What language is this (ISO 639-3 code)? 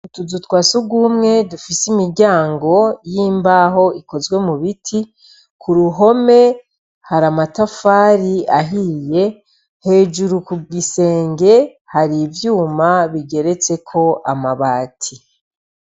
run